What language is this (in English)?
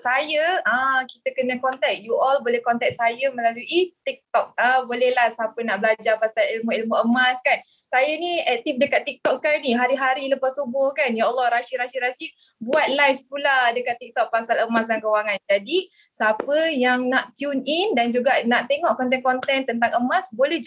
Malay